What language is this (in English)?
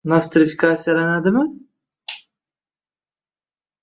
Uzbek